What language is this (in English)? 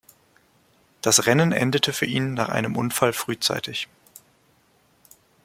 German